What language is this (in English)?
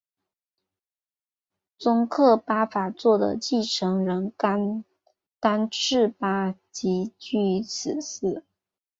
Chinese